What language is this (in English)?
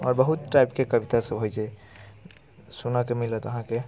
Maithili